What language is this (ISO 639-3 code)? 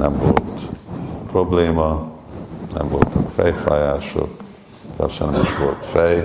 hun